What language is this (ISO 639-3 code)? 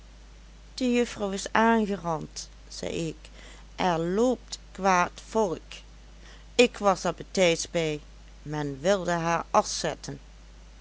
nld